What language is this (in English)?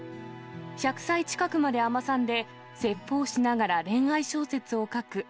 Japanese